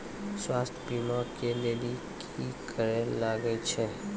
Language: Maithili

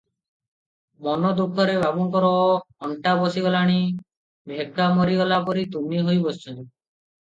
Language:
Odia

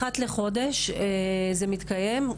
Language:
Hebrew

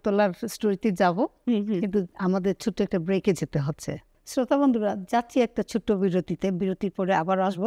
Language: Bangla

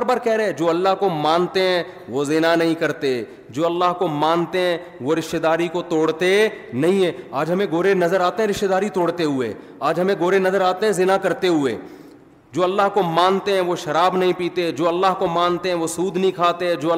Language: Urdu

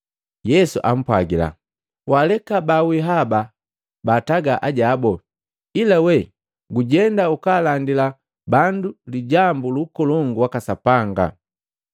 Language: Matengo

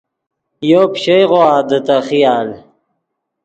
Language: Yidgha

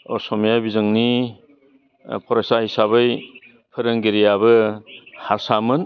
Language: Bodo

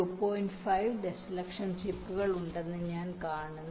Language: Malayalam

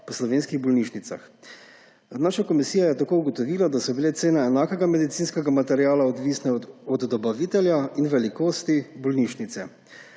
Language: Slovenian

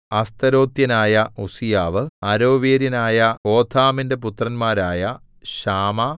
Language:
Malayalam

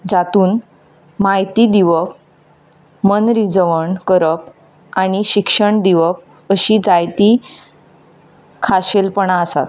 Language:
Konkani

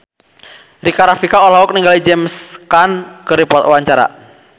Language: Sundanese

